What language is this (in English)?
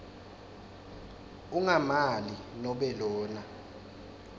Swati